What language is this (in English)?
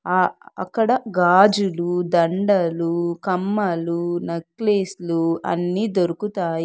Telugu